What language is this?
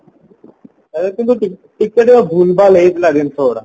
Odia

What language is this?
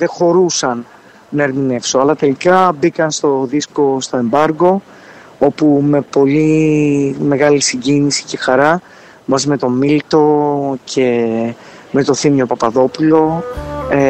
Greek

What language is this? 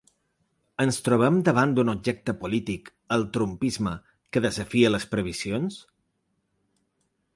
Catalan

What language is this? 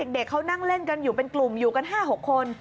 Thai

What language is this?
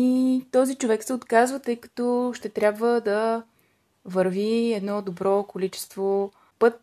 Bulgarian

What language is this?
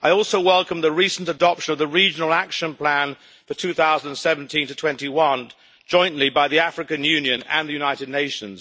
English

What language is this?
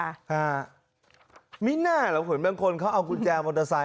Thai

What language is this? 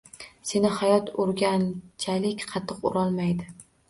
Uzbek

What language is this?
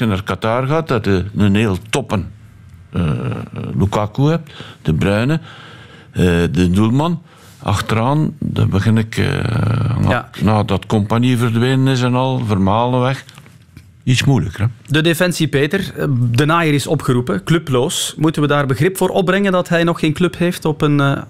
Dutch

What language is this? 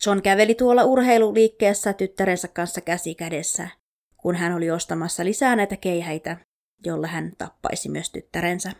Finnish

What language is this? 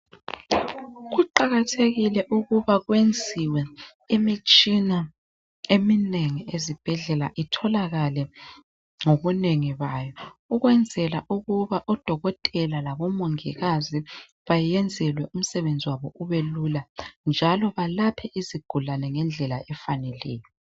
North Ndebele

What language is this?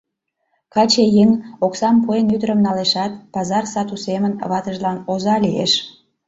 Mari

